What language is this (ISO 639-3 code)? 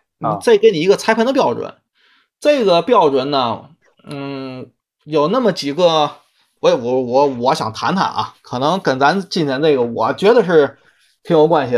zho